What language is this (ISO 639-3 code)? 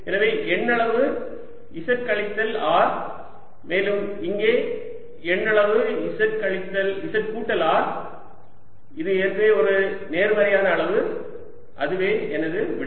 tam